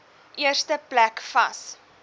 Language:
Afrikaans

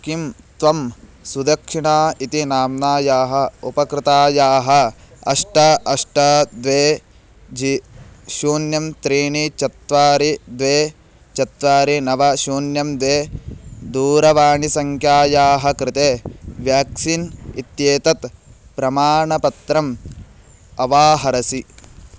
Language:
Sanskrit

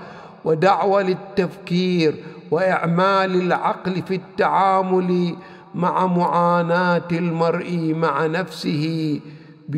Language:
Arabic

